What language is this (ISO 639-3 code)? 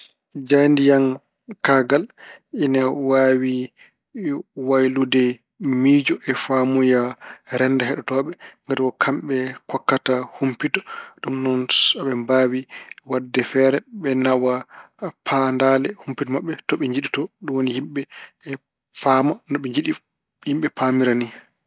ful